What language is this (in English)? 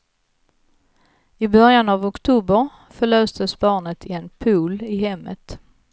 Swedish